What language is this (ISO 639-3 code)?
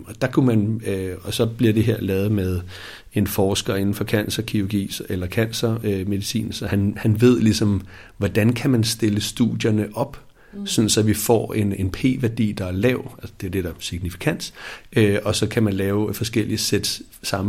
dan